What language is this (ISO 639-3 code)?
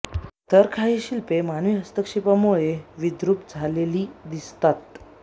mar